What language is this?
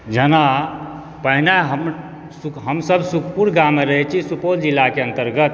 Maithili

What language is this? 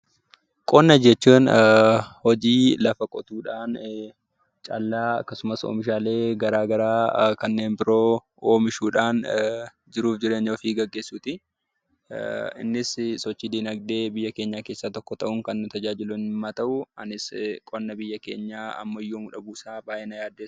Oromo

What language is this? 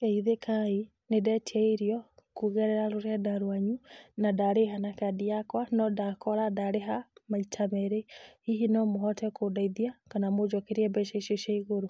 Kikuyu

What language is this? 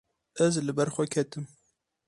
Kurdish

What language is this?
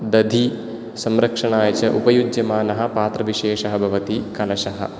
Sanskrit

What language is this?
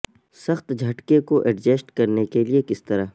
Urdu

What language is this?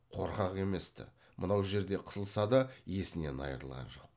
Kazakh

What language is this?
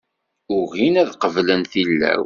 Kabyle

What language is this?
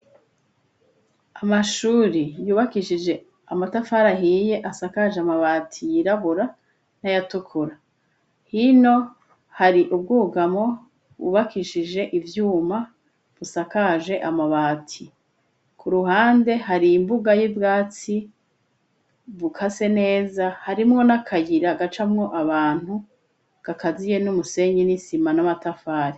Rundi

